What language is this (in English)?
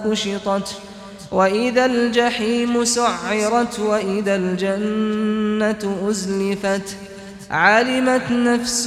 Arabic